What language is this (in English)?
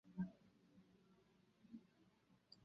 Chinese